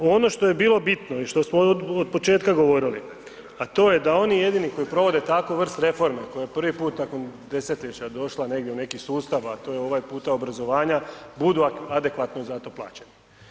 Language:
Croatian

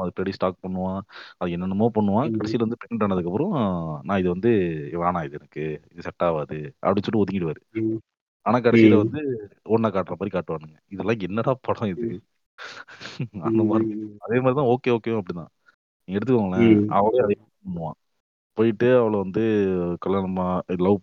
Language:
Tamil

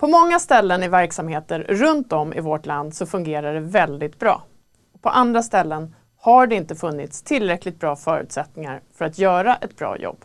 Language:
Swedish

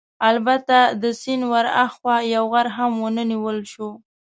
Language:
Pashto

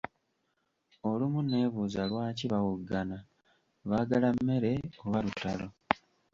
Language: Ganda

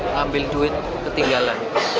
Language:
Indonesian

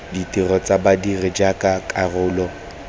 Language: Tswana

